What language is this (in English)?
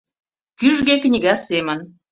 Mari